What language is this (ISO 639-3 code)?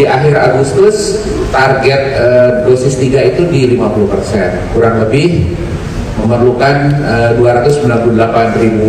ind